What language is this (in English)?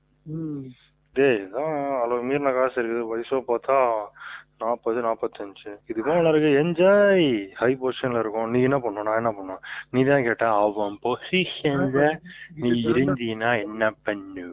Tamil